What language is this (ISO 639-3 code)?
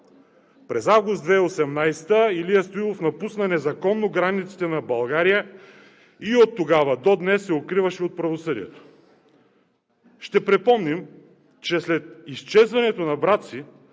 bul